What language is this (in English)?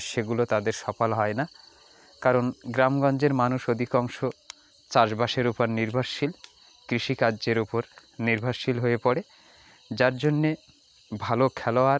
Bangla